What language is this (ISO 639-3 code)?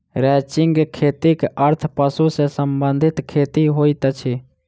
mai